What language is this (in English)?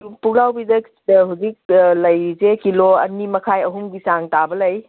Manipuri